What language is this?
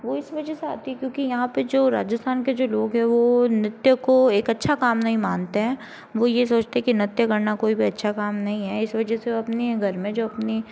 Hindi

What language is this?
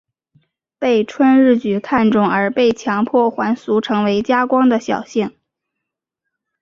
Chinese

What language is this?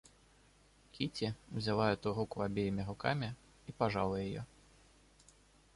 Russian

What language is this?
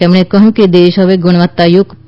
Gujarati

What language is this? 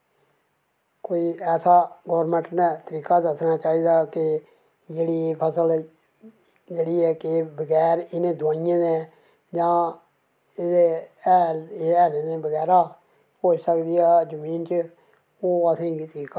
Dogri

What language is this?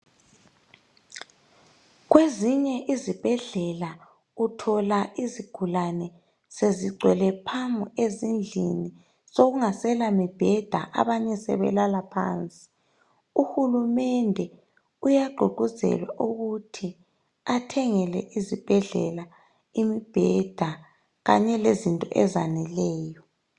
North Ndebele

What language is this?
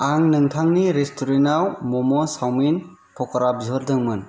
Bodo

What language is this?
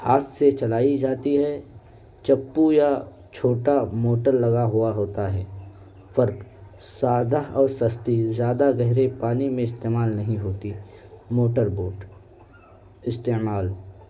Urdu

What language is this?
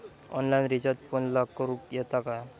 Marathi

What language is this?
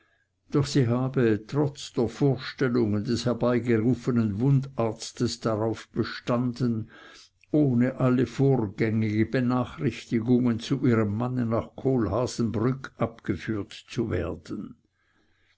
German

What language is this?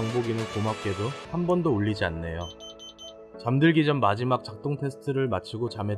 Korean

